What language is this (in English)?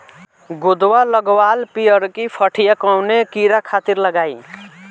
Bhojpuri